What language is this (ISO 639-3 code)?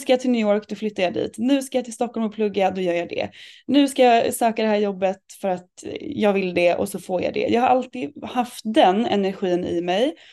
swe